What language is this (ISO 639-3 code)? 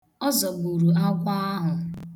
ibo